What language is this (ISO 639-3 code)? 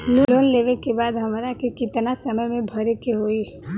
bho